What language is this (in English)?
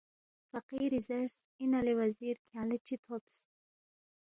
Balti